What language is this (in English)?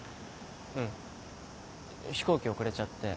Japanese